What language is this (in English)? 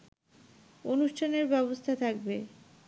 Bangla